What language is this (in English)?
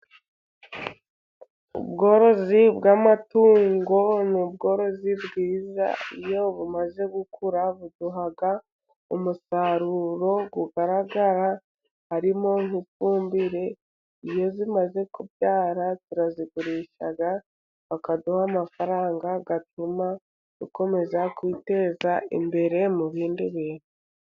Kinyarwanda